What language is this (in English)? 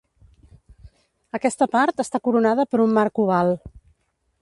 Catalan